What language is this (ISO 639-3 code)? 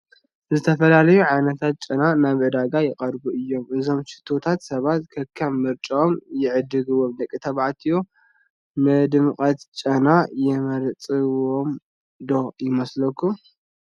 tir